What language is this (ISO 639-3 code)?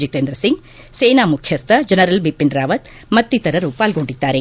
kan